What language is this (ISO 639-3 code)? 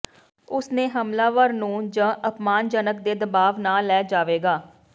pan